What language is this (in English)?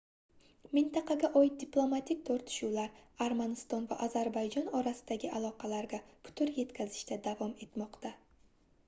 Uzbek